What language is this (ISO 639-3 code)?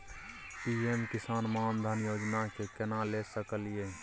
mai